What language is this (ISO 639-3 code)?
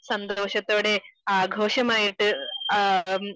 mal